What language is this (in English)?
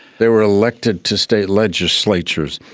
English